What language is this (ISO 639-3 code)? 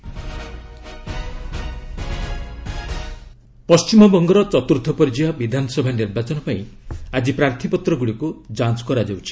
ori